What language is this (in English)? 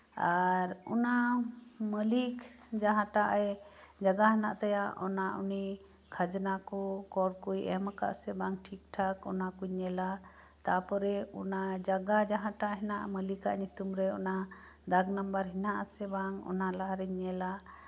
Santali